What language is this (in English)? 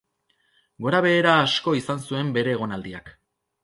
Basque